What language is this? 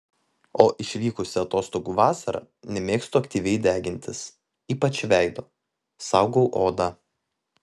Lithuanian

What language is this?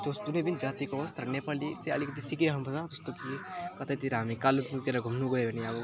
Nepali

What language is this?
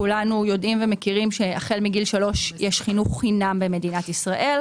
Hebrew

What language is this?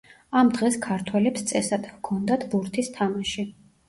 Georgian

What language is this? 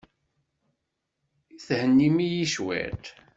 Kabyle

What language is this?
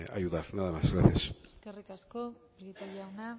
Basque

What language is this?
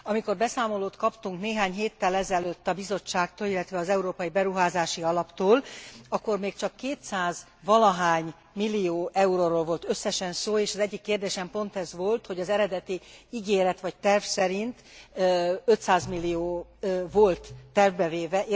Hungarian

